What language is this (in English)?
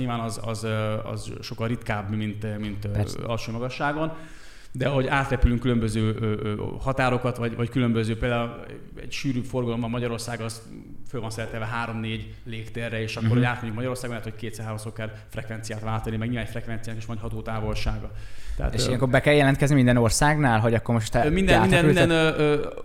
Hungarian